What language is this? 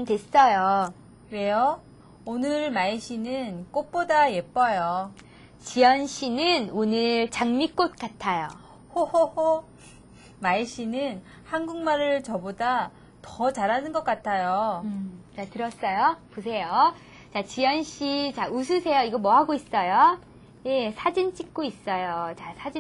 Korean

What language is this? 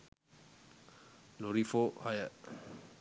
Sinhala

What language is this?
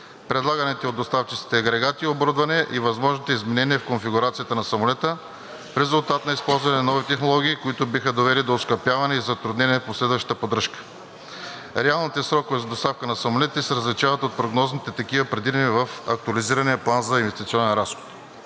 Bulgarian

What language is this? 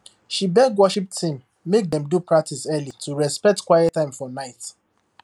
Nigerian Pidgin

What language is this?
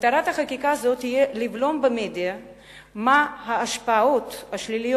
Hebrew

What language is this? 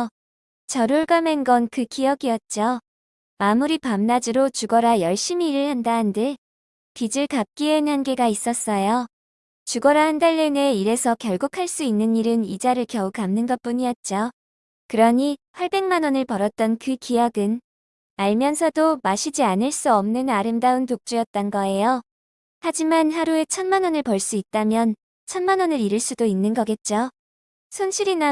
Korean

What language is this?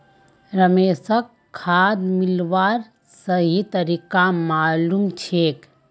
Magahi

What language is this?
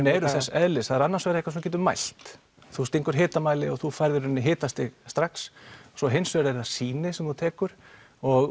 Icelandic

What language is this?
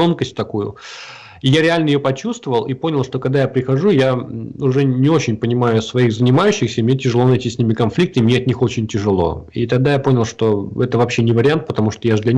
Russian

